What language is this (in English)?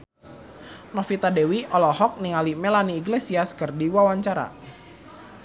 Sundanese